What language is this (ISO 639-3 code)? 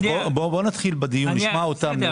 heb